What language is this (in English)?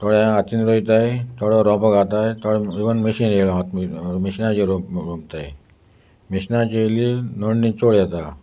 Konkani